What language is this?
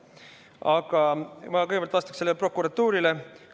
Estonian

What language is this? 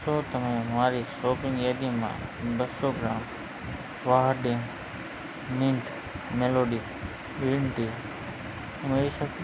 Gujarati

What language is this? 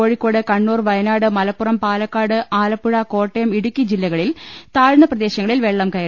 Malayalam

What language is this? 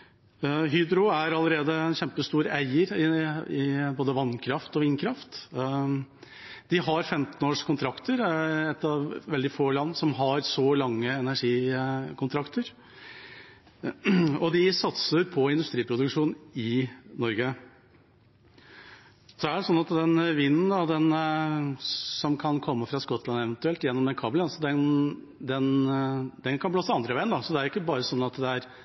Norwegian Bokmål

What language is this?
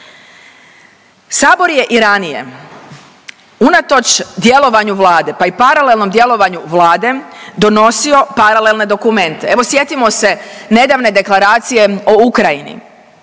Croatian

